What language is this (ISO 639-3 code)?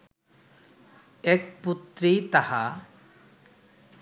ben